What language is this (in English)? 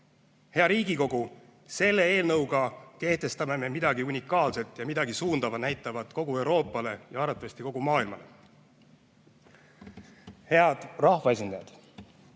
Estonian